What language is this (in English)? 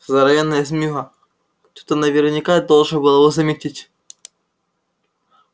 Russian